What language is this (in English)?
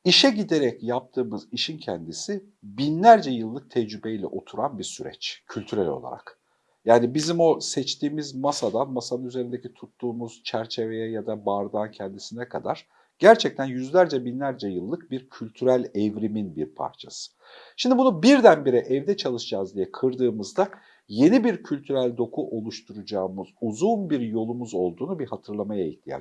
Turkish